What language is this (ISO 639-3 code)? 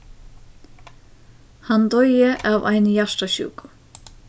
fao